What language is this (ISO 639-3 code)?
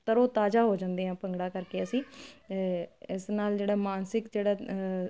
pan